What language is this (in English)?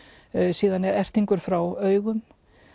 Icelandic